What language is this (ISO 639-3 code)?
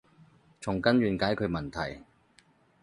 yue